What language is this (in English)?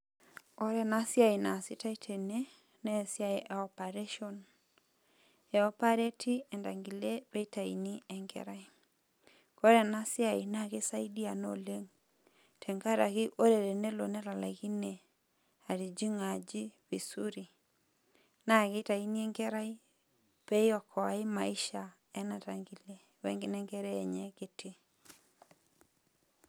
Masai